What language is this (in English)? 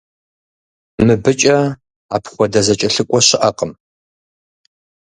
Kabardian